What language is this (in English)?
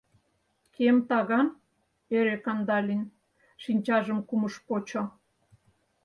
Mari